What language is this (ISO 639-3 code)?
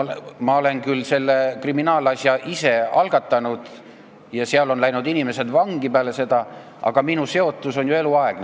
est